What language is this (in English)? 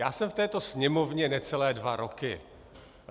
Czech